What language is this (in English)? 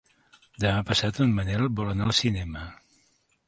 Catalan